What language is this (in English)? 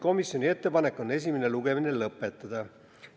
Estonian